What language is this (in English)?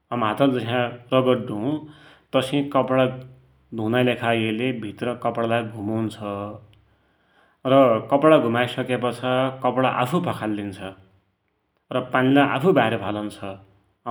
Dotyali